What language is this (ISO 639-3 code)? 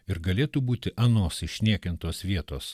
lit